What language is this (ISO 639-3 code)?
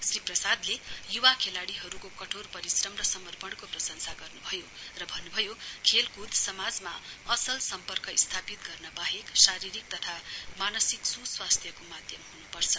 nep